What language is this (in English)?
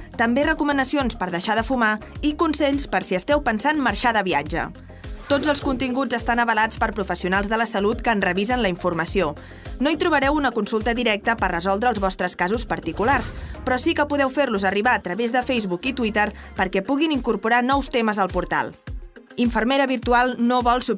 Spanish